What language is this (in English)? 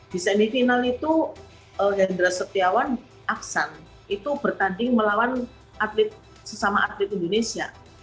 Indonesian